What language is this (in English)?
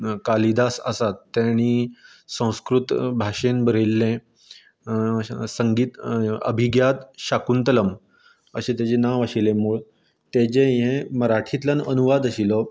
Konkani